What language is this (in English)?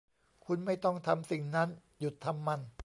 Thai